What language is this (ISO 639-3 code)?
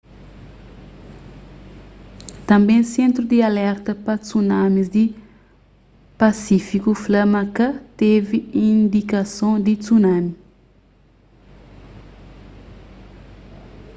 kea